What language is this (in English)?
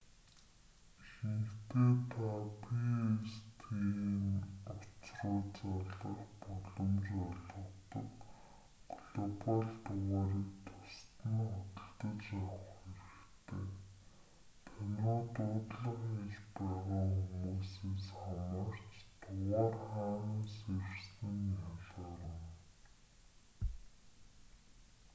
Mongolian